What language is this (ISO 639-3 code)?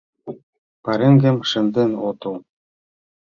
chm